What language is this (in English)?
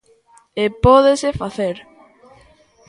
Galician